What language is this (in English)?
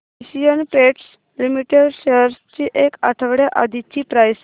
Marathi